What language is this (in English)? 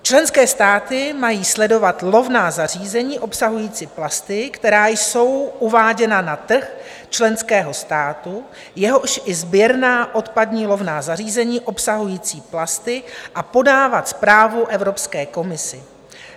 Czech